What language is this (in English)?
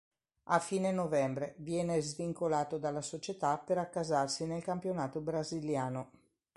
Italian